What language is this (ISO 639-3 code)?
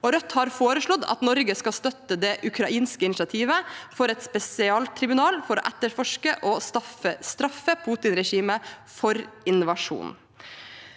nor